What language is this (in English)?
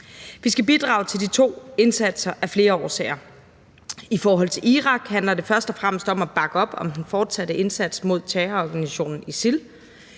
Danish